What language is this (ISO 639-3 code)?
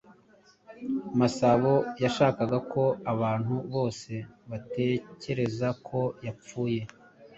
kin